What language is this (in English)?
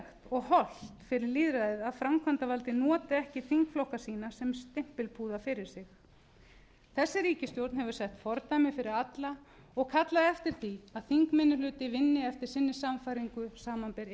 Icelandic